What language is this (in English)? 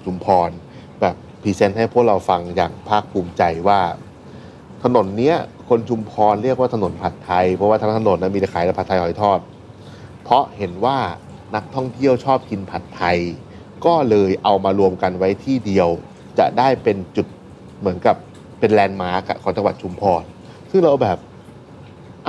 Thai